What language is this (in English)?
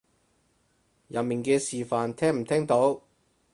Cantonese